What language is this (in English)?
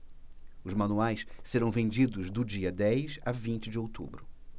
Portuguese